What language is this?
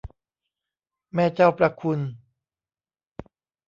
Thai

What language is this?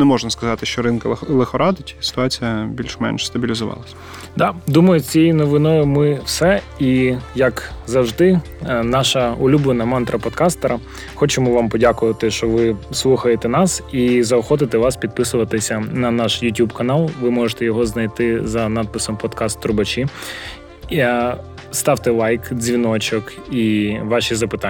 Ukrainian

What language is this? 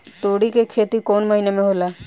Bhojpuri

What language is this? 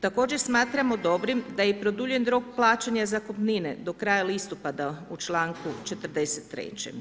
Croatian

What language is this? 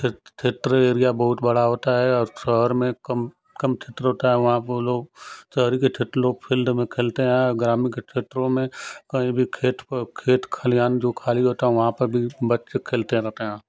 Hindi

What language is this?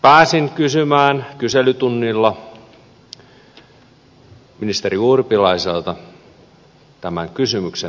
Finnish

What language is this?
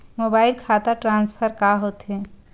Chhattisgarhi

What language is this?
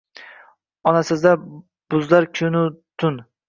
Uzbek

